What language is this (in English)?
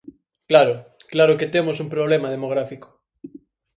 Galician